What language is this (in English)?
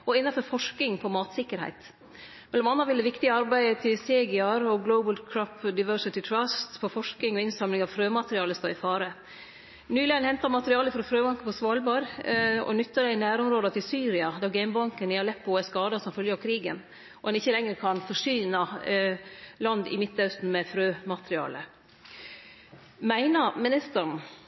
Norwegian Nynorsk